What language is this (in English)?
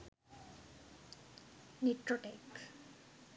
Sinhala